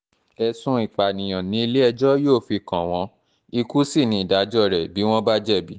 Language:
Yoruba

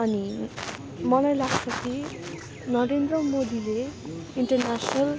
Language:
Nepali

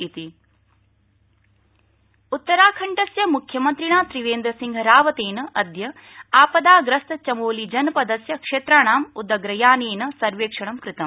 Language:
Sanskrit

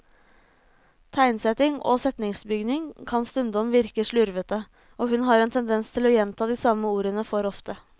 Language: Norwegian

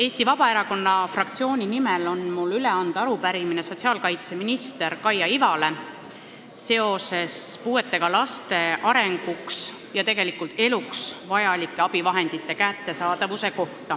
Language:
Estonian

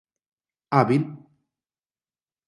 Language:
Portuguese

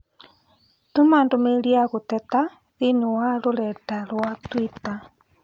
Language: Kikuyu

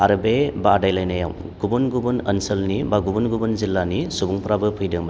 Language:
Bodo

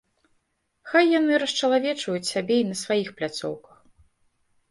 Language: Belarusian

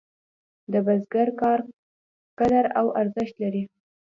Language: Pashto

